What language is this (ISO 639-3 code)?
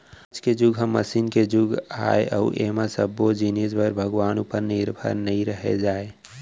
hne